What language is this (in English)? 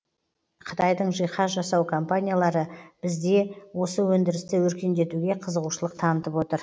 Kazakh